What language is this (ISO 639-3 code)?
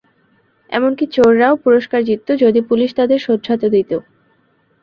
ben